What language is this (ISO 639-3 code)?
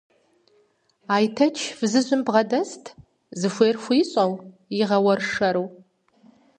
kbd